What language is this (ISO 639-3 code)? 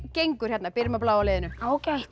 isl